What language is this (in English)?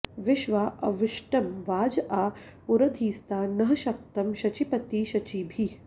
Sanskrit